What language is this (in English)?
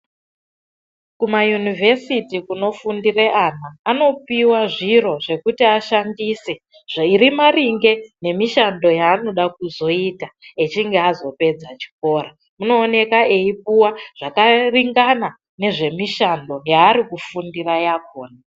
Ndau